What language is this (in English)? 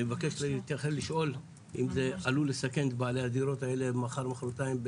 Hebrew